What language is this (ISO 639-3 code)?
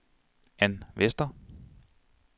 dan